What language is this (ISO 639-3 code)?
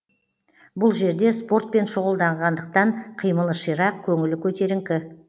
kaz